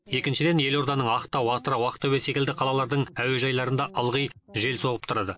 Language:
Kazakh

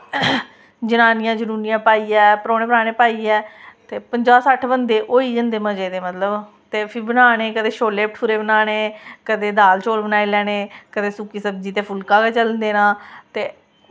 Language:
Dogri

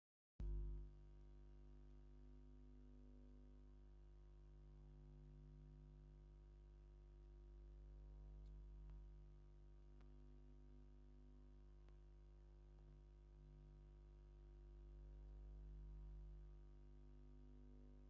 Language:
Tigrinya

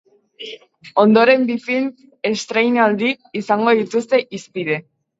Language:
Basque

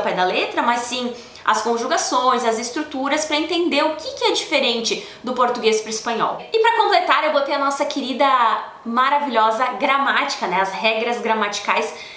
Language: Portuguese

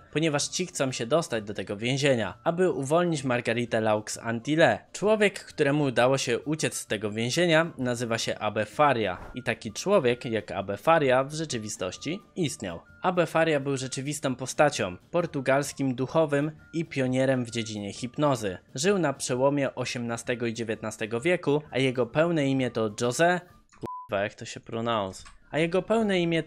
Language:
Polish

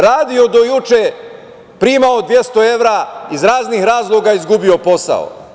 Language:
Serbian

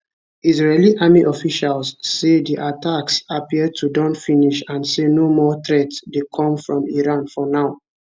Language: Nigerian Pidgin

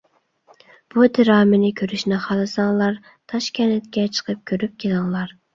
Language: Uyghur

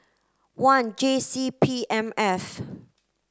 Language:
English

